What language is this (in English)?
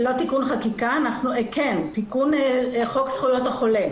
Hebrew